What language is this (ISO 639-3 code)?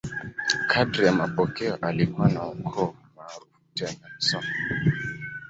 swa